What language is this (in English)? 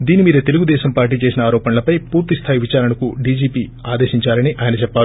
Telugu